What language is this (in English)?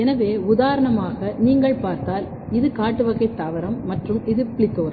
Tamil